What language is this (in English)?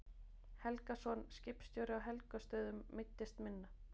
Icelandic